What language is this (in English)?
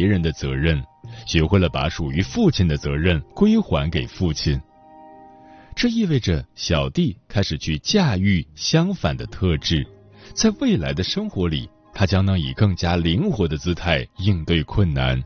Chinese